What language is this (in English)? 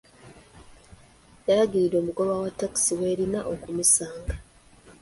Ganda